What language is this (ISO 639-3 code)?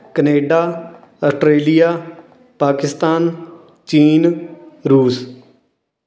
pan